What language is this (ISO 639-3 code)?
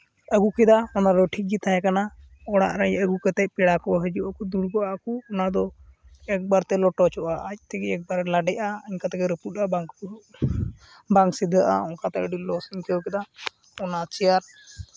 sat